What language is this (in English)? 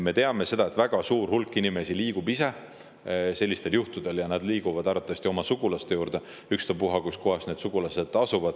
Estonian